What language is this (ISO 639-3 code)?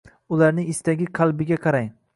uzb